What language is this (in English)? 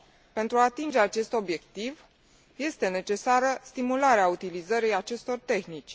Romanian